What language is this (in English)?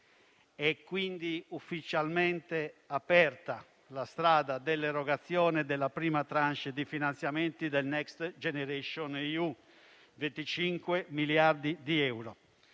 Italian